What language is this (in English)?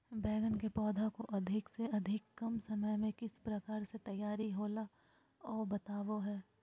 Magahi